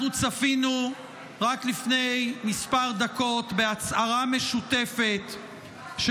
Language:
Hebrew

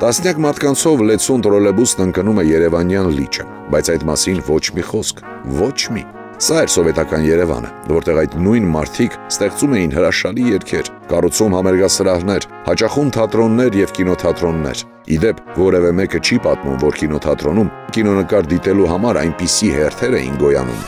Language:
Turkish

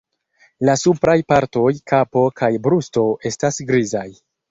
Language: Esperanto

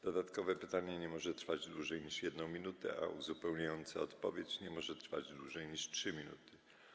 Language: Polish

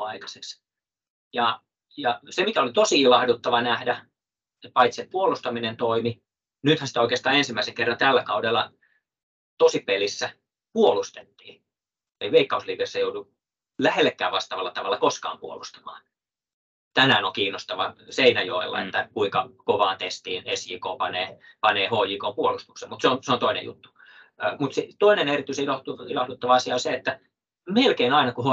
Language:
Finnish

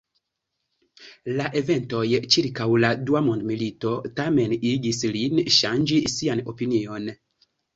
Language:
Esperanto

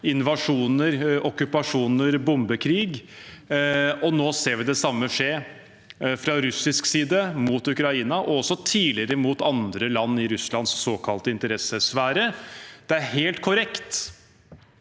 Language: Norwegian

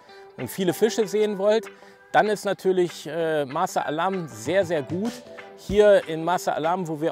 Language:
German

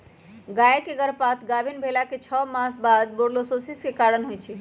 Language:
Magahi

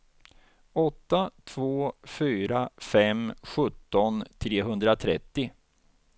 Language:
Swedish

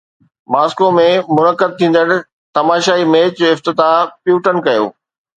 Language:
Sindhi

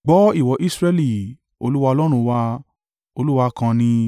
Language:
Yoruba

